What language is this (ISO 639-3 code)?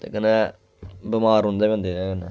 doi